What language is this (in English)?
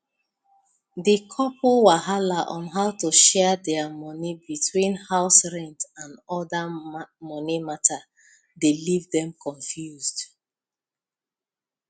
Nigerian Pidgin